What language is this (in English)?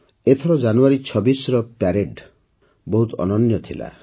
Odia